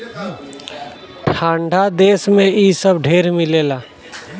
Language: Bhojpuri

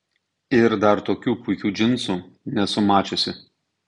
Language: Lithuanian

